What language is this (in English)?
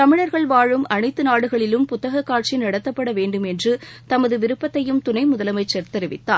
Tamil